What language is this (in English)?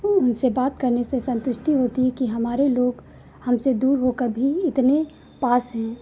Hindi